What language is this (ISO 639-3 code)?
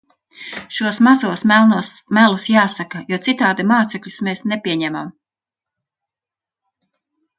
lav